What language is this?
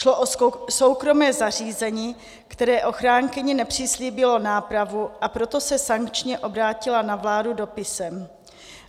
Czech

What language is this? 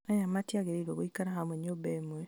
Kikuyu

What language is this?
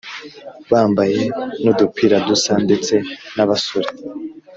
Kinyarwanda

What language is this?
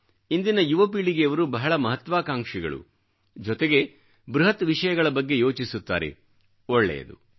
Kannada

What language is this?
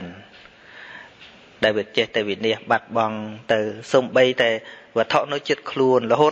Vietnamese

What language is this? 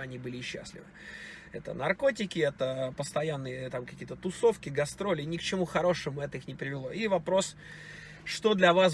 Russian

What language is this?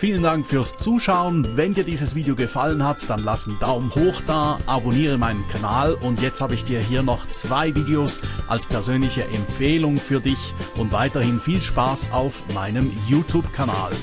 German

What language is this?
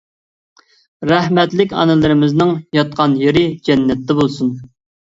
Uyghur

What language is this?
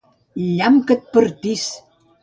Catalan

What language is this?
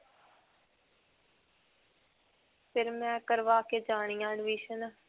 Punjabi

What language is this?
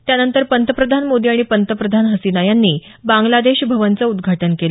Marathi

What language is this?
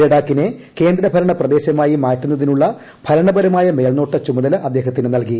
Malayalam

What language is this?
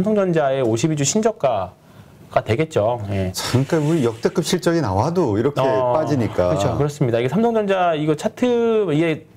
Korean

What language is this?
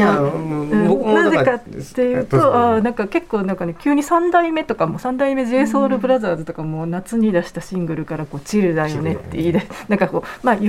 Japanese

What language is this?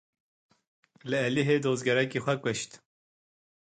Kurdish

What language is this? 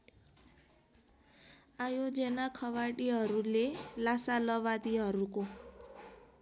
Nepali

